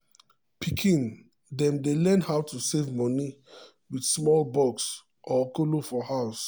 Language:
Nigerian Pidgin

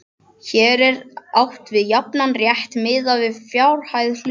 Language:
Icelandic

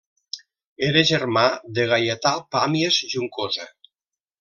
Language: Catalan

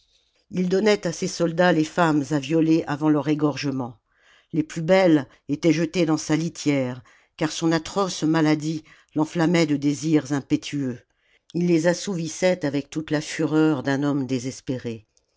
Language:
French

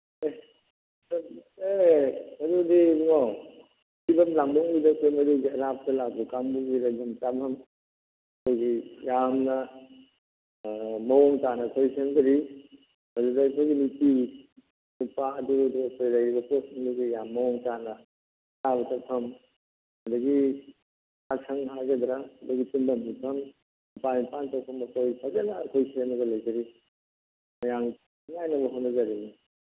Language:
Manipuri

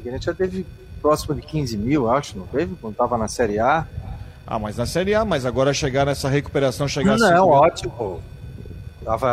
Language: Portuguese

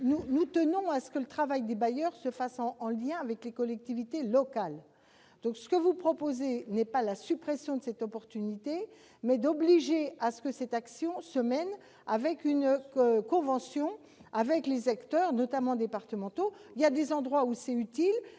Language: French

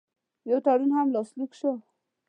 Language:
Pashto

